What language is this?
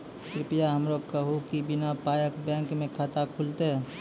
Maithili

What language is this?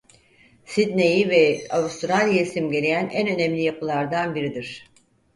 Turkish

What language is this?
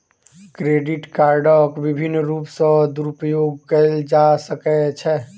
Maithili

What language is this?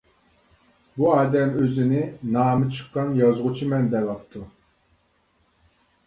Uyghur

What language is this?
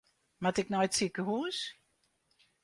Western Frisian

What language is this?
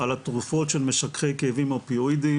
Hebrew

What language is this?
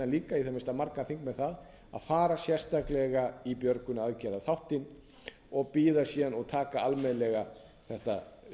Icelandic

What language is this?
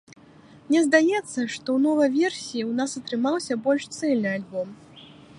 Belarusian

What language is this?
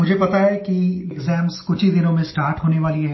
Hindi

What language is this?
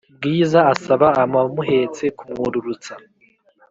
Kinyarwanda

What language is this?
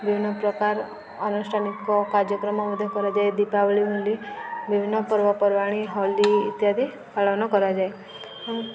Odia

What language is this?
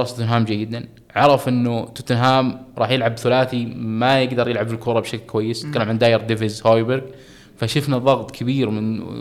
Arabic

